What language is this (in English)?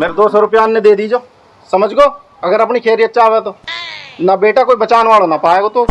Hindi